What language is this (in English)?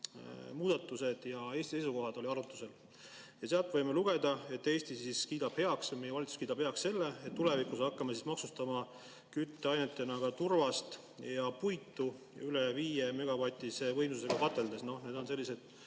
Estonian